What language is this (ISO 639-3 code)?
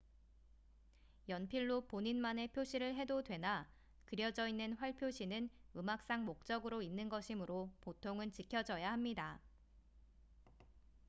kor